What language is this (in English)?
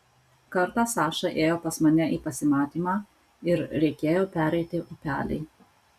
Lithuanian